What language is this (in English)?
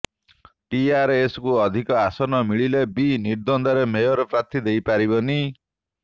Odia